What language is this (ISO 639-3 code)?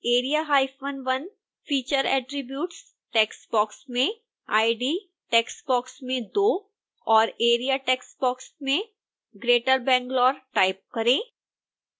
hin